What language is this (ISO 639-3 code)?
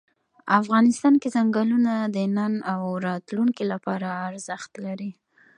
pus